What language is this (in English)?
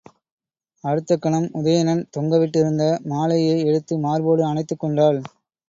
Tamil